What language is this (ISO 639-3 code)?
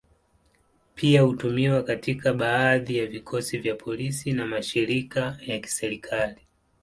swa